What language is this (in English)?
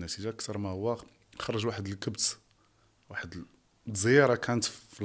Arabic